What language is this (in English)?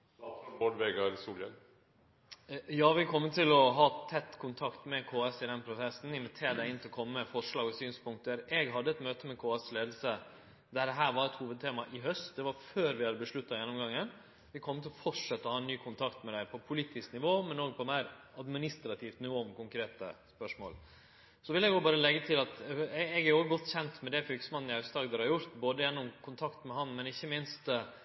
Norwegian